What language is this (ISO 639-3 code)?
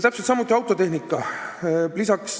est